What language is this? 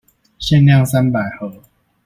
Chinese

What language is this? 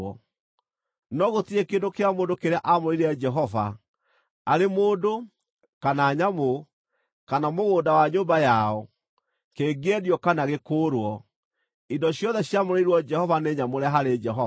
Kikuyu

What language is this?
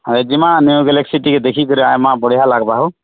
Odia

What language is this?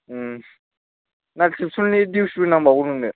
Bodo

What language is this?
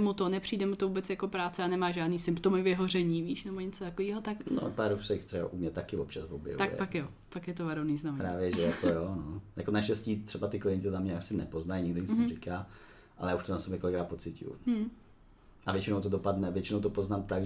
Czech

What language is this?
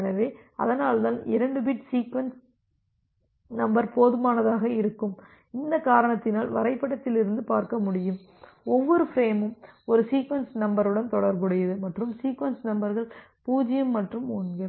Tamil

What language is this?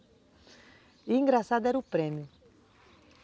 Portuguese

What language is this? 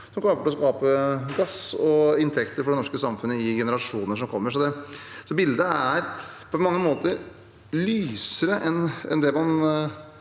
Norwegian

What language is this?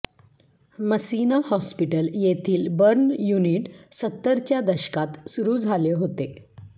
Marathi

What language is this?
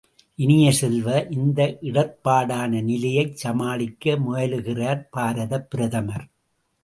Tamil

